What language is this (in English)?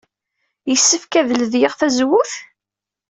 Kabyle